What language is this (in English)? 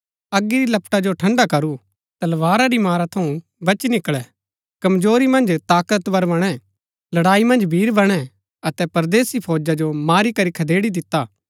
Gaddi